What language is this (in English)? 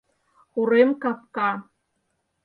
Mari